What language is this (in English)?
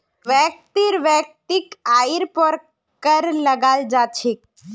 Magahi